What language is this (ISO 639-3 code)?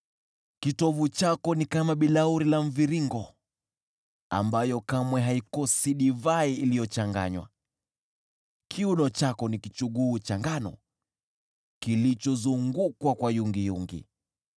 swa